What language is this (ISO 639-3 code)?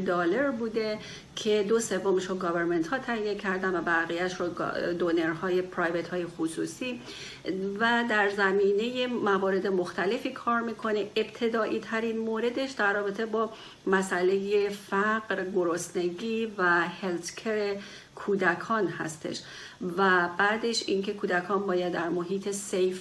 fas